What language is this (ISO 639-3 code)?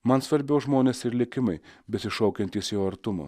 lit